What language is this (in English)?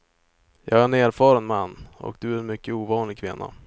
Swedish